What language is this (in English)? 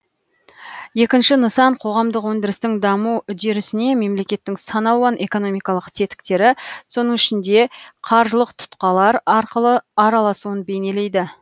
Kazakh